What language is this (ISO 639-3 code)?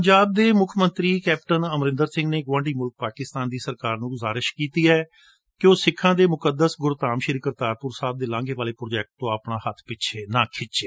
pan